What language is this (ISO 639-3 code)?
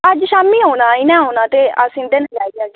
doi